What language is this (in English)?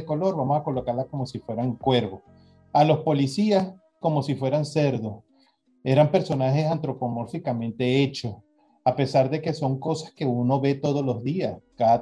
Spanish